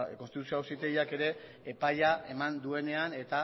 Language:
Basque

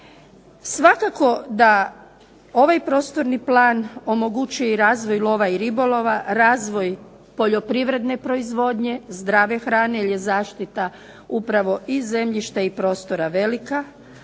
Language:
Croatian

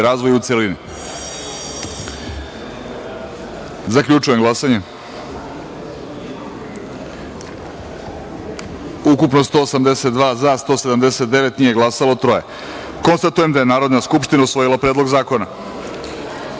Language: Serbian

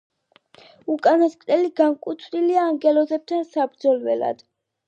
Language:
Georgian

